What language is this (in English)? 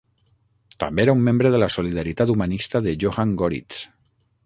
Catalan